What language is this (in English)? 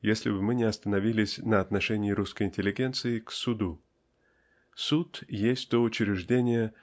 Russian